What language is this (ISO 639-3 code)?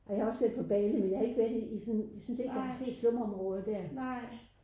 dan